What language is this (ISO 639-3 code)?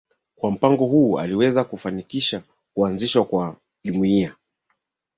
swa